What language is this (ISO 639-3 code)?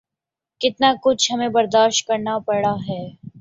urd